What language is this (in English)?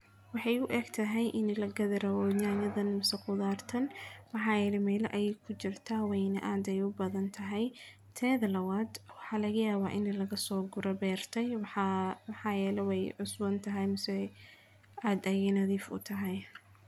Somali